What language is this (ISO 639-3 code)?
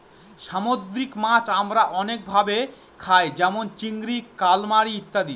ben